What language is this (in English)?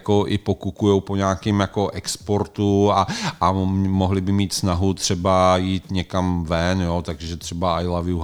Czech